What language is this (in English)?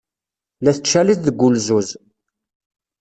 Kabyle